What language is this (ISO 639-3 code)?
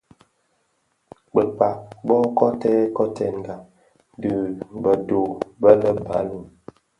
ksf